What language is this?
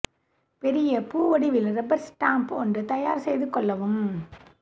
Tamil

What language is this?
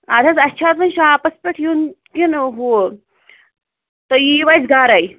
Kashmiri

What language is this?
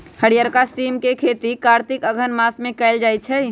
Magahi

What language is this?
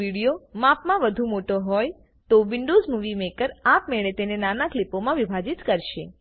Gujarati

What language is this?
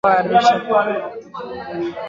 Swahili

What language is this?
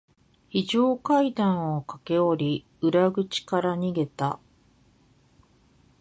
Japanese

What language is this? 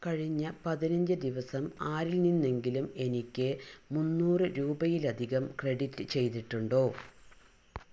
Malayalam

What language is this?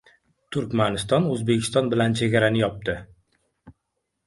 Uzbek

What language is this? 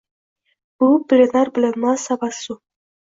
Uzbek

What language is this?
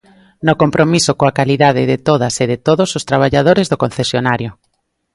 Galician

